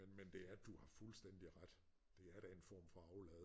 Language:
Danish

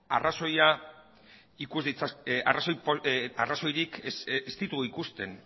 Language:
Basque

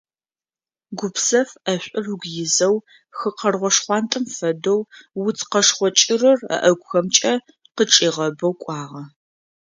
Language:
Adyghe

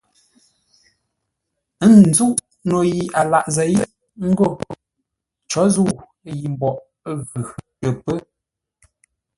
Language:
Ngombale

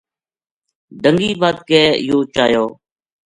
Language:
Gujari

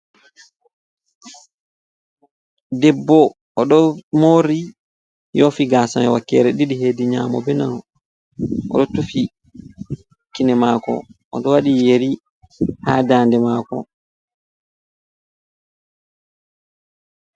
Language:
Fula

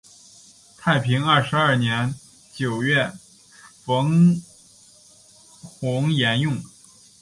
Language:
Chinese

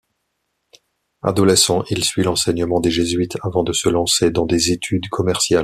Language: French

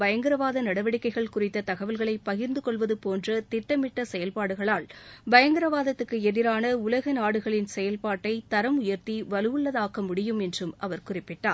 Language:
Tamil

